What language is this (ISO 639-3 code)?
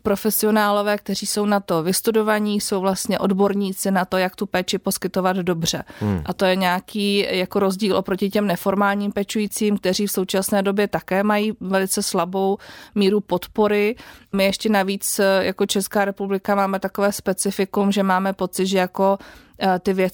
ces